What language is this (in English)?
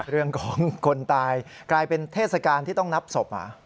Thai